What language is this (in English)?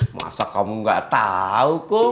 Indonesian